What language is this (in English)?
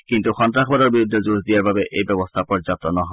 Assamese